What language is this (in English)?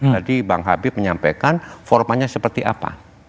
Indonesian